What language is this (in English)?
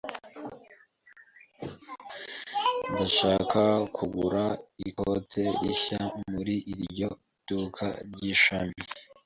Kinyarwanda